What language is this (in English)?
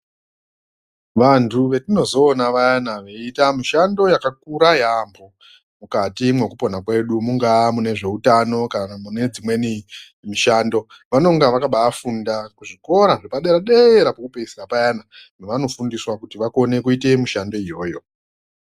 Ndau